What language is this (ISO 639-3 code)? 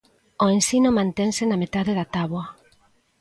glg